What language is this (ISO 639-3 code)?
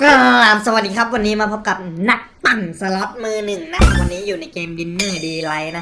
tha